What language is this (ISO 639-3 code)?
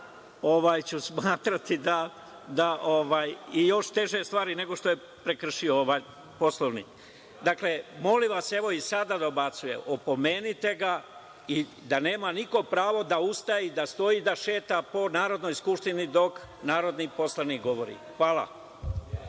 srp